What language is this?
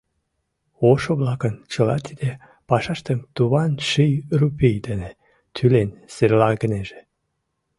Mari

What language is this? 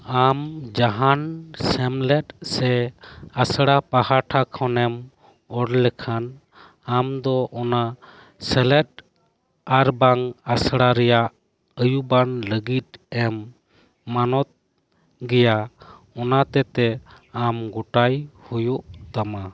Santali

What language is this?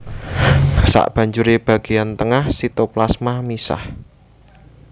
Javanese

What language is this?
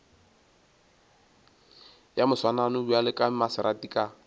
Northern Sotho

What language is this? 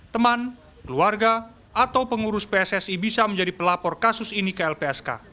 Indonesian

